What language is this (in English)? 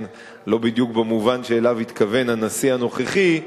Hebrew